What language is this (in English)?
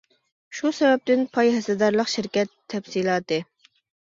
Uyghur